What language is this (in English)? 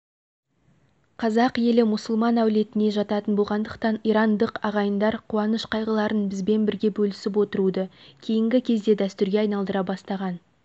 Kazakh